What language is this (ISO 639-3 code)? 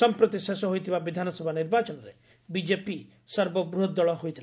ori